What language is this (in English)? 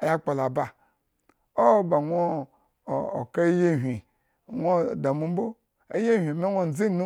Eggon